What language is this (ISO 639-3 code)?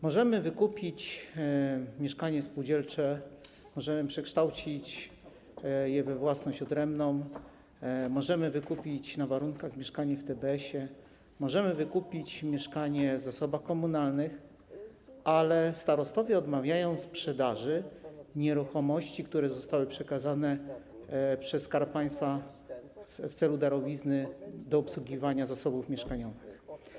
pol